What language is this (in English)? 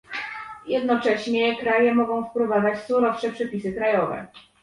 Polish